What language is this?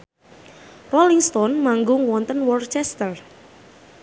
Javanese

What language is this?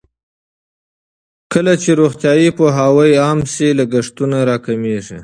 Pashto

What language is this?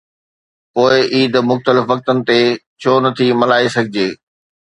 Sindhi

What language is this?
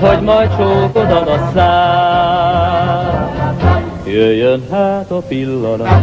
Hungarian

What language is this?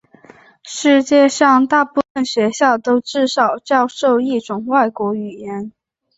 Chinese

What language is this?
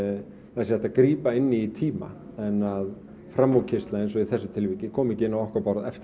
Icelandic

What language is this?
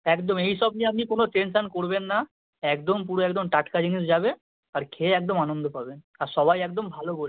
Bangla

